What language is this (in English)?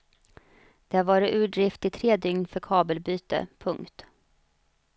Swedish